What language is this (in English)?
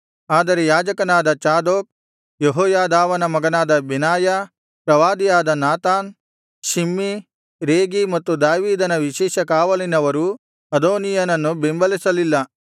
Kannada